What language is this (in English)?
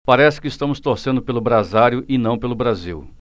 Portuguese